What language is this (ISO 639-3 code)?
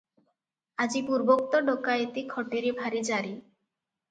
ori